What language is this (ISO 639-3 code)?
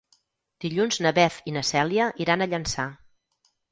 cat